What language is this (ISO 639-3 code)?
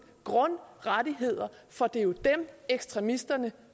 dan